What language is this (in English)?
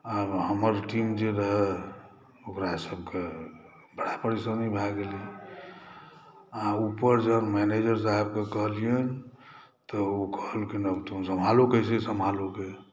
Maithili